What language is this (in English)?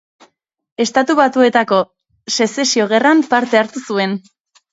Basque